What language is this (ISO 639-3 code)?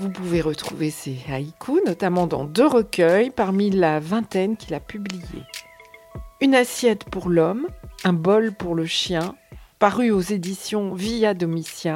fra